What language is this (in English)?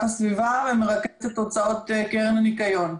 Hebrew